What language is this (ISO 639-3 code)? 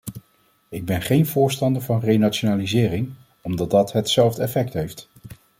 nld